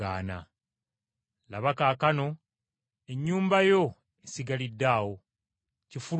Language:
Ganda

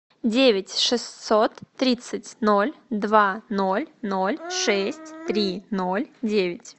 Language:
Russian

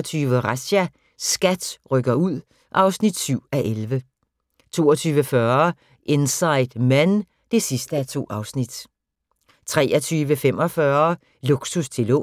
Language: Danish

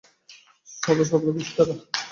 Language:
Bangla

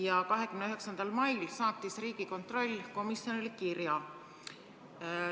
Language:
Estonian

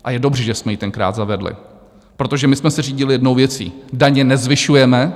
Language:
Czech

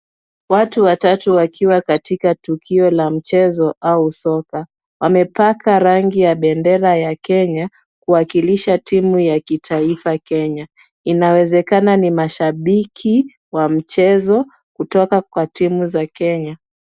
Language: Swahili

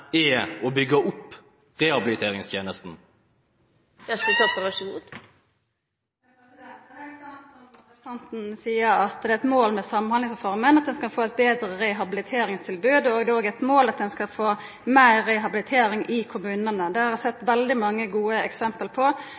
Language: Norwegian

